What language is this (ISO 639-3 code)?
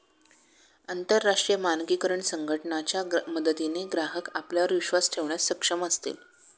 mar